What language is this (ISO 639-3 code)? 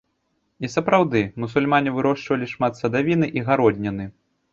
bel